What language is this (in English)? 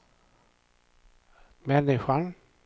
Swedish